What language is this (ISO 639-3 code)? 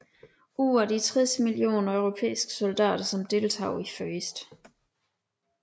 dan